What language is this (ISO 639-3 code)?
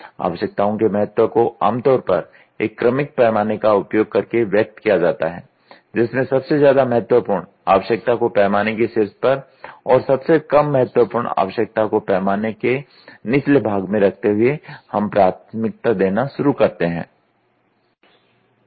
hin